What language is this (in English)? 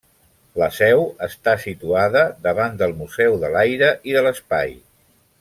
Catalan